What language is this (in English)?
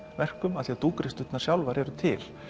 Icelandic